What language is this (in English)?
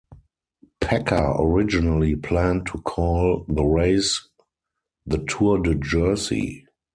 English